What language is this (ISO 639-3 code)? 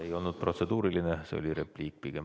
est